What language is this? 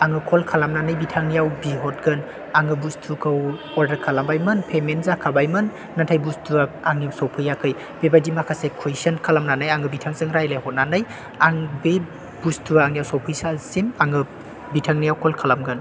Bodo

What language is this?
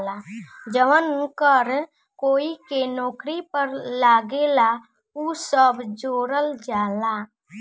Bhojpuri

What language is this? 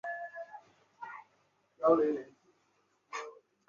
Chinese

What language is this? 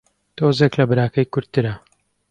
Central Kurdish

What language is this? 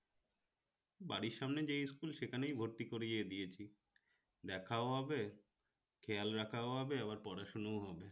Bangla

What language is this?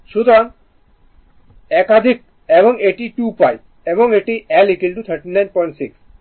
Bangla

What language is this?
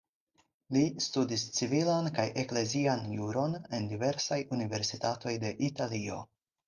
Esperanto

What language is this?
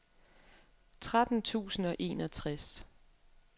Danish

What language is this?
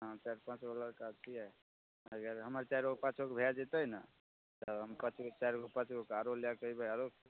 Maithili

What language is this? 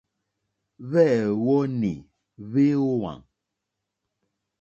Mokpwe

